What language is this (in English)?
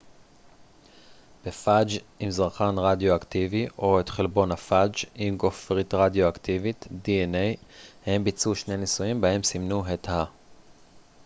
Hebrew